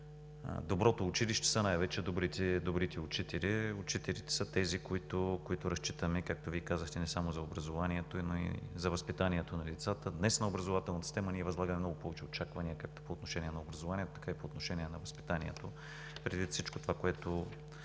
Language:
Bulgarian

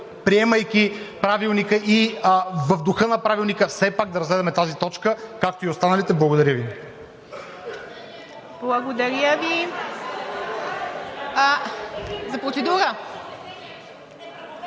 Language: Bulgarian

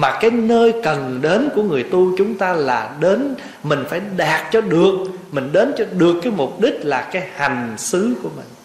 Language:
Vietnamese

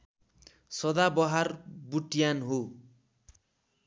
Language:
Nepali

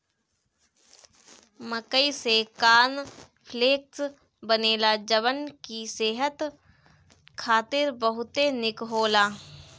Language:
Bhojpuri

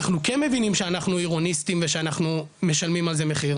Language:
Hebrew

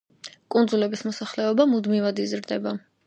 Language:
Georgian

